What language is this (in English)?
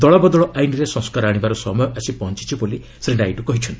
Odia